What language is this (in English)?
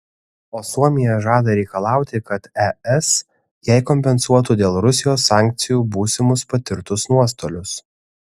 Lithuanian